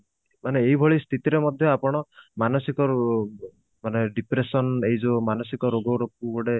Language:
Odia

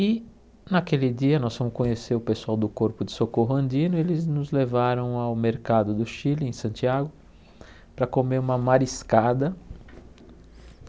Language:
Portuguese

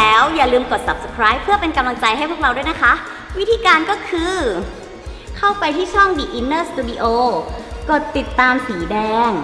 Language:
Thai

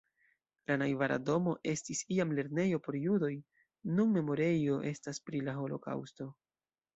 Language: Esperanto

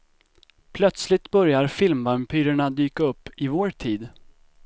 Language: Swedish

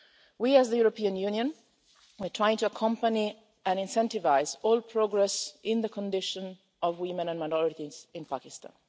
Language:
English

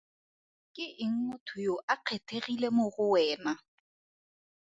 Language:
Tswana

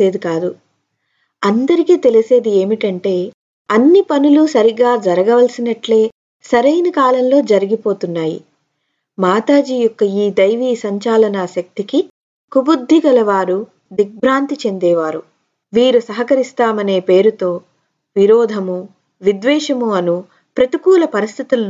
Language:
Telugu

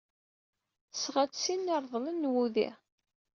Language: Kabyle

